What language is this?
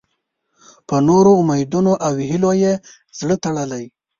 Pashto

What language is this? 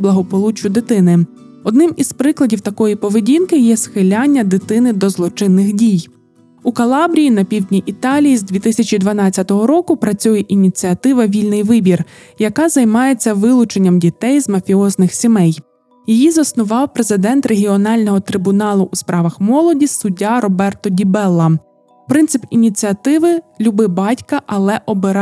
Ukrainian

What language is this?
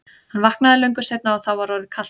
Icelandic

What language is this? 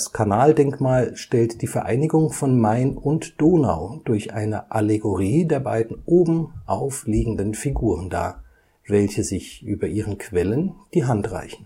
German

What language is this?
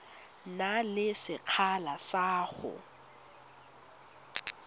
Tswana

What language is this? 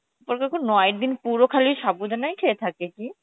Bangla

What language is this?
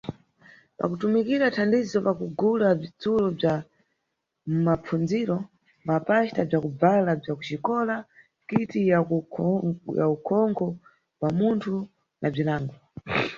Nyungwe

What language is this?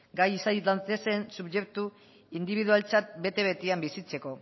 Basque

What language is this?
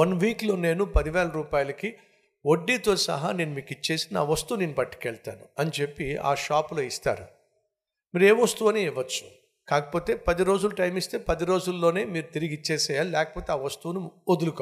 Telugu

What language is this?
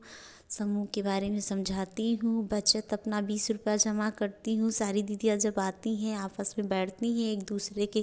Hindi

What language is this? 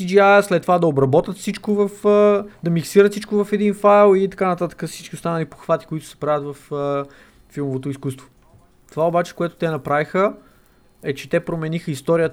Bulgarian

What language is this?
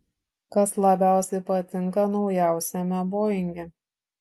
Lithuanian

